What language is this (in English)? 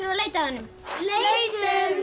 Icelandic